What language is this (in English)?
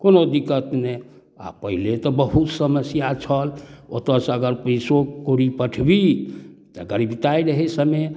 Maithili